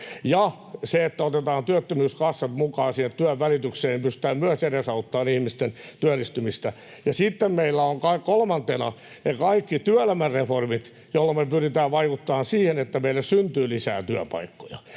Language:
Finnish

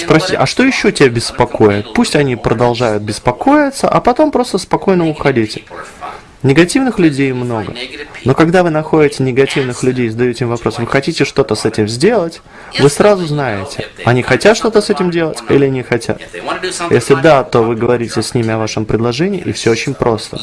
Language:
Russian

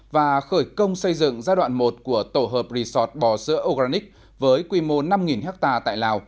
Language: Vietnamese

